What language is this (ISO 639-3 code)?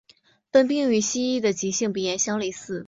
zho